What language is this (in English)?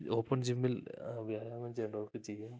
Malayalam